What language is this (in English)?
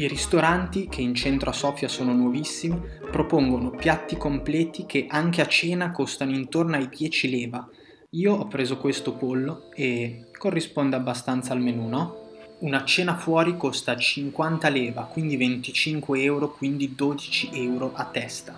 Italian